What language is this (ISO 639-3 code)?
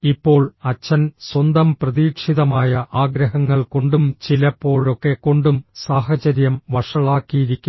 mal